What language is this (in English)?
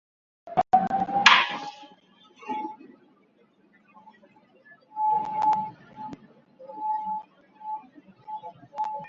Uzbek